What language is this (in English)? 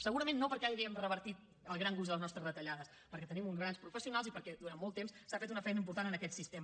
Catalan